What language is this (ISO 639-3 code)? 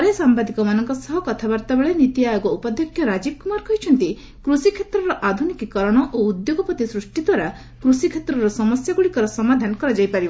ori